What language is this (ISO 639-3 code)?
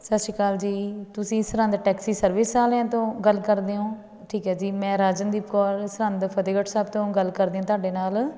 pan